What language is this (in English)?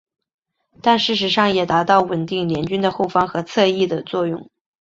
Chinese